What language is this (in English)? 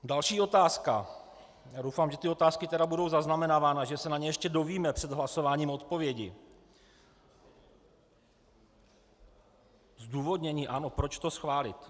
Czech